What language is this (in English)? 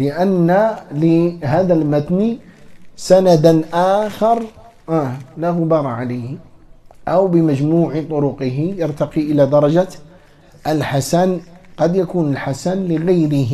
Arabic